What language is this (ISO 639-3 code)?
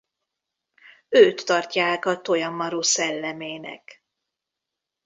hun